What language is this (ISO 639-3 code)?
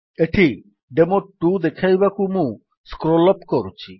ori